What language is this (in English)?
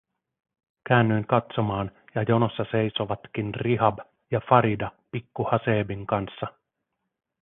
Finnish